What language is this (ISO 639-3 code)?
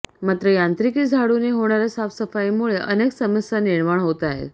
mar